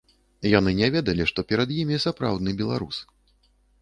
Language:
Belarusian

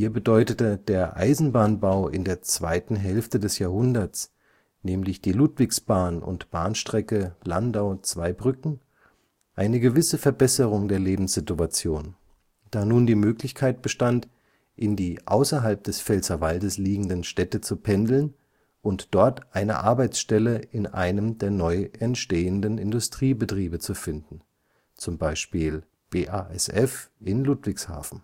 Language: German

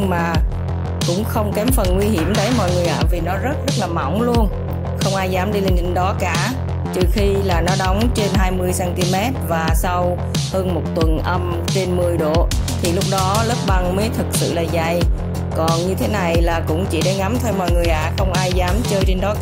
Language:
Vietnamese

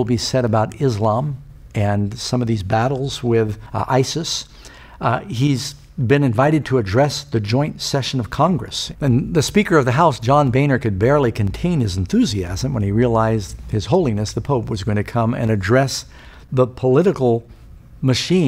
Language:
English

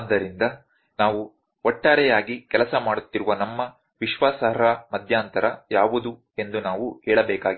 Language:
Kannada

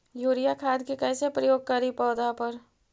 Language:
Magahi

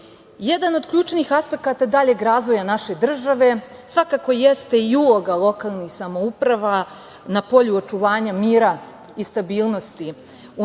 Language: Serbian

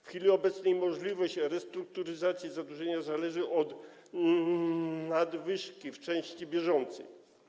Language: Polish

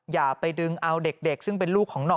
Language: Thai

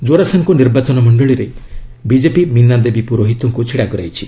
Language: Odia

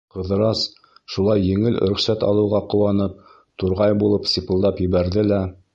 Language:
Bashkir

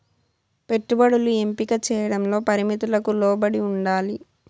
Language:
Telugu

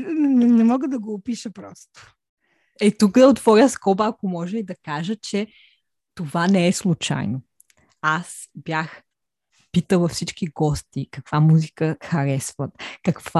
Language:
Bulgarian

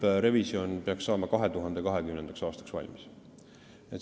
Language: Estonian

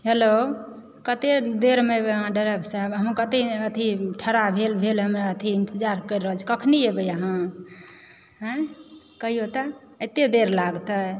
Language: Maithili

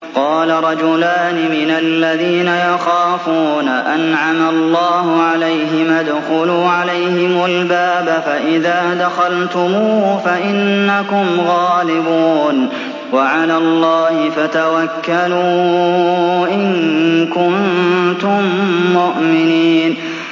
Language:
Arabic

